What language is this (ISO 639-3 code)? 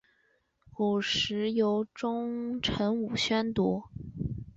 zho